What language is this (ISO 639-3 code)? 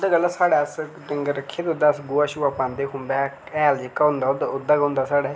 doi